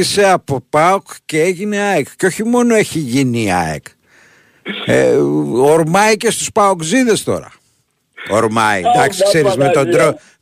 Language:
Greek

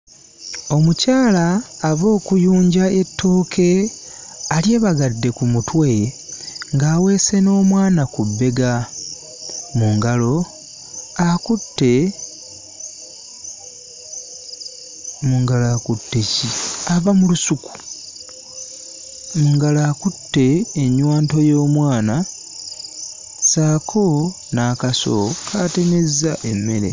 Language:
Ganda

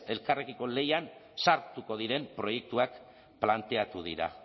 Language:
Basque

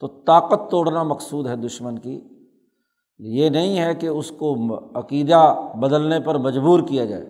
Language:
Urdu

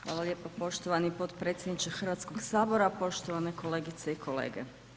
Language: Croatian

